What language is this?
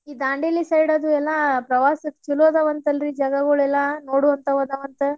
Kannada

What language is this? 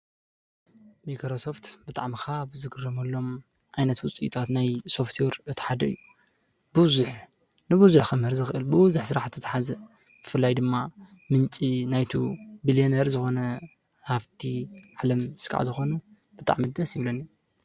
Tigrinya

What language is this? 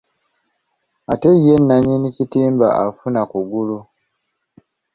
Ganda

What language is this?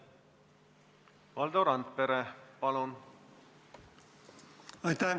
Estonian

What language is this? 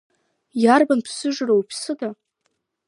Abkhazian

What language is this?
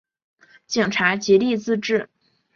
Chinese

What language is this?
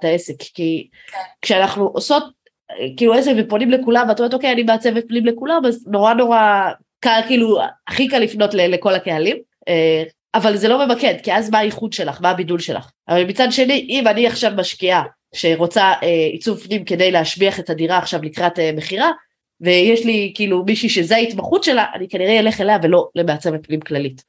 Hebrew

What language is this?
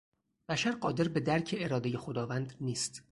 Persian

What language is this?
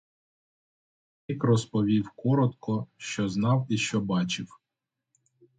Ukrainian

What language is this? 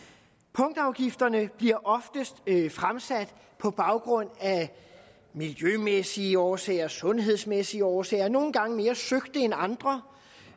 Danish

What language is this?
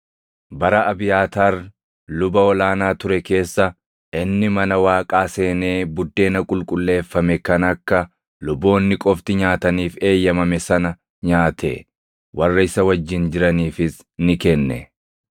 Oromo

